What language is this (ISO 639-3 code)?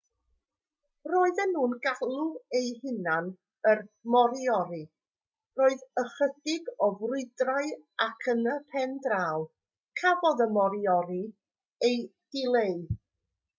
cym